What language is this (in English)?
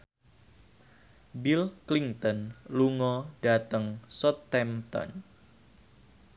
Javanese